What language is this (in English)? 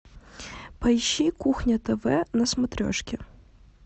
Russian